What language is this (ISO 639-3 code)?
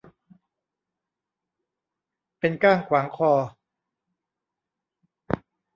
tha